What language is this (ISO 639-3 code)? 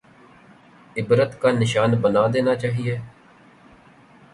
urd